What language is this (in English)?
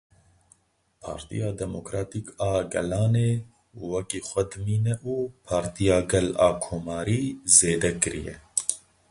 Kurdish